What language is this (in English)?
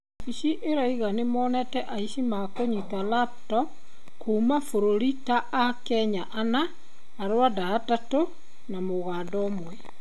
Kikuyu